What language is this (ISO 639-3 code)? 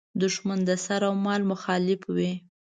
pus